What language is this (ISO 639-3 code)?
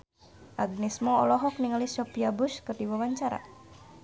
sun